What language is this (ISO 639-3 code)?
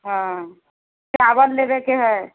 mai